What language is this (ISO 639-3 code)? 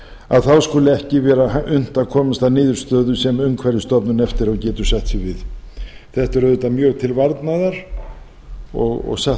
isl